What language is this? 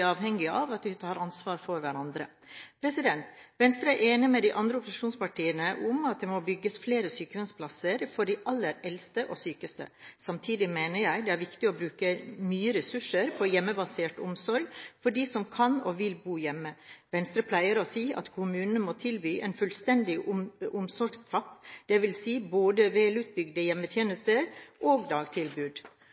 Norwegian Bokmål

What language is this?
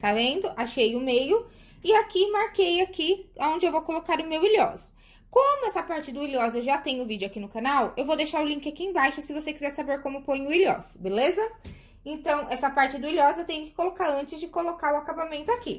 Portuguese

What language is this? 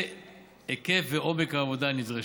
Hebrew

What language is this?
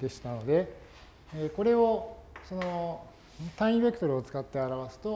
Japanese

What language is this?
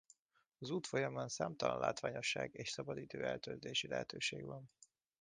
Hungarian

